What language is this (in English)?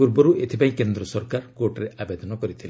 Odia